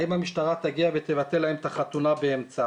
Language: Hebrew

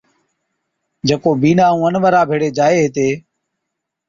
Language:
Od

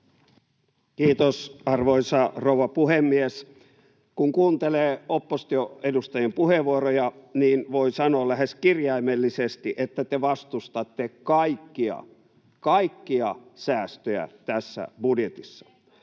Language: Finnish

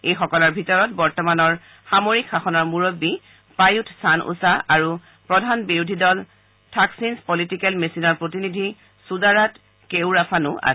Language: Assamese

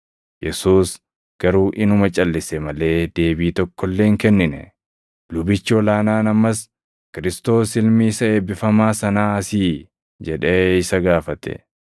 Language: Oromo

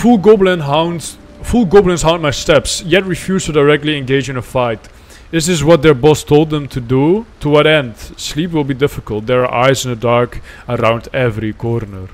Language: Dutch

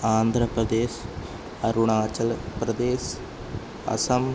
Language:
Sanskrit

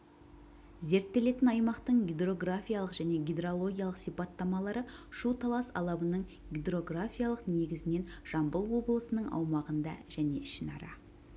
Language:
Kazakh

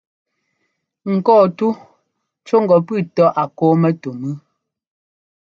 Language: Ngomba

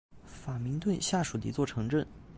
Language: Chinese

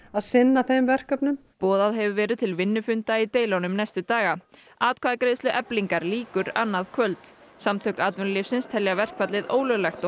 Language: Icelandic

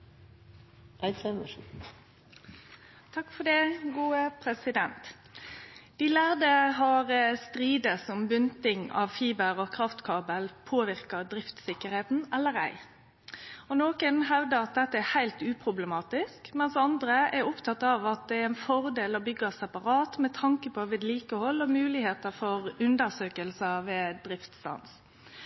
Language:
Norwegian Nynorsk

